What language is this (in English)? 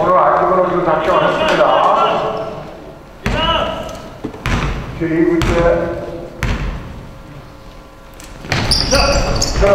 Korean